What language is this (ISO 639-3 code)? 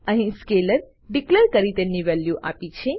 guj